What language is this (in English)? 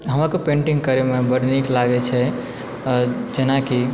Maithili